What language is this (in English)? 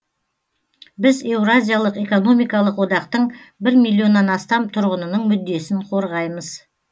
Kazakh